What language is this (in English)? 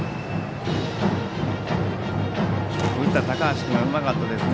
Japanese